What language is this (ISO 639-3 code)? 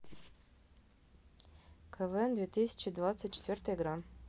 rus